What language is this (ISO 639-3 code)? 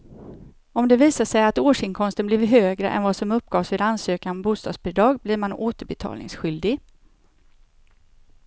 swe